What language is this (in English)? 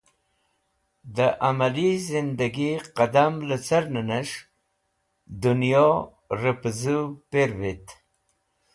Wakhi